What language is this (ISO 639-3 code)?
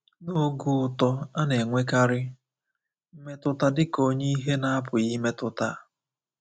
ibo